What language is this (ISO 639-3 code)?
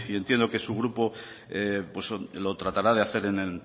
spa